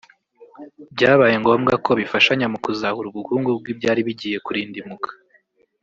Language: Kinyarwanda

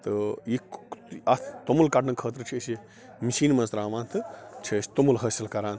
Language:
Kashmiri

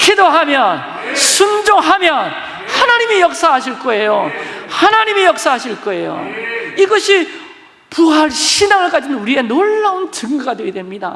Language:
Korean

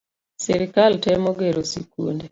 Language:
Luo (Kenya and Tanzania)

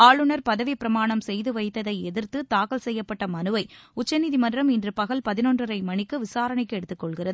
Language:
Tamil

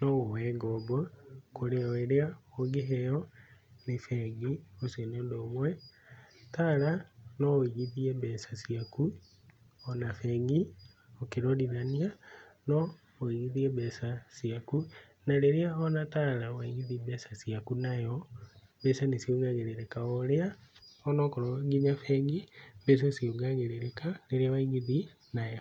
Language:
Kikuyu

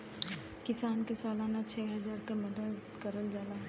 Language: Bhojpuri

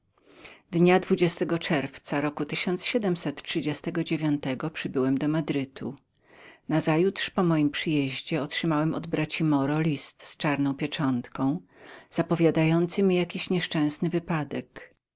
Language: Polish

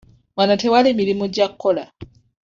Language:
Ganda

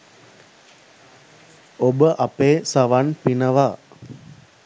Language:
Sinhala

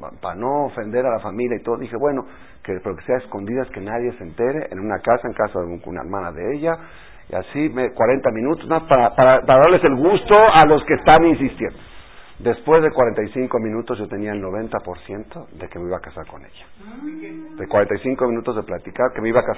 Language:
Spanish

